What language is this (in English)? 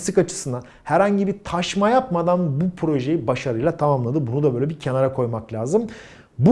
Turkish